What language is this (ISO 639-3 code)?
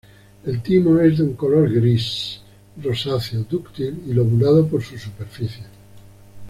spa